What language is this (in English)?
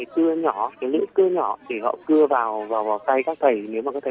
Vietnamese